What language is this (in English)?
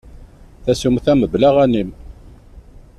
Kabyle